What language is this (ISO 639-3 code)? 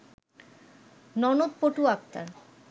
ben